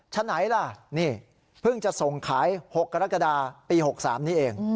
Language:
Thai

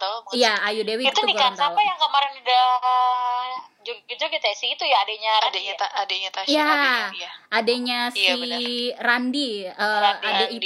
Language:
Indonesian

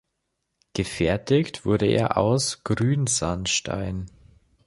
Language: German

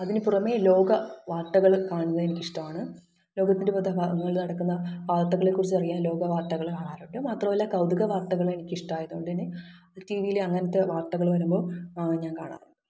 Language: Malayalam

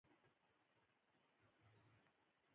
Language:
Pashto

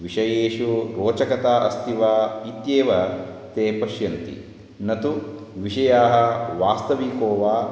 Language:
Sanskrit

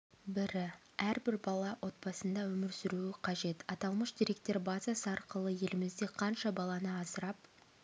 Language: Kazakh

